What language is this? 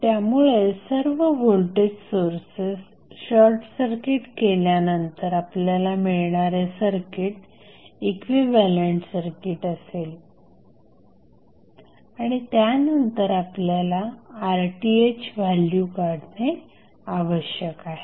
Marathi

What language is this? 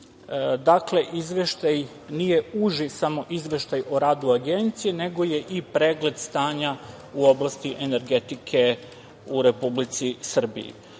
Serbian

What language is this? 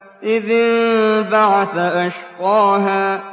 Arabic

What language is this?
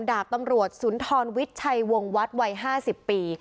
Thai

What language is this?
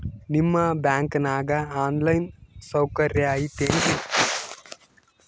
Kannada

